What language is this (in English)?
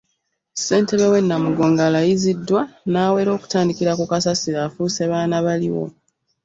Ganda